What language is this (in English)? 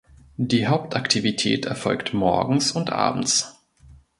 German